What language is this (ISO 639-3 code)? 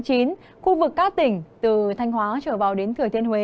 vie